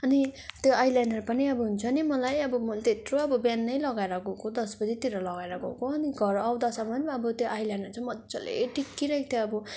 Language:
Nepali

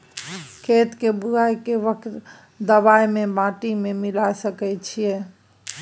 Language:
Maithili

